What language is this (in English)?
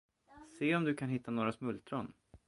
Swedish